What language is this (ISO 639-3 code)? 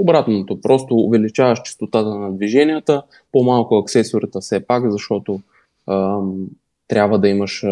bul